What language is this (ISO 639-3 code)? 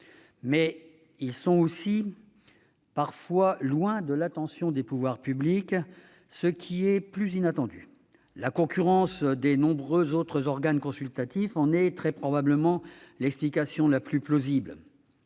fra